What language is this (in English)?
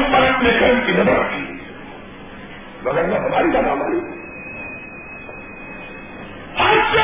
Urdu